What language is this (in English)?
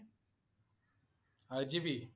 Assamese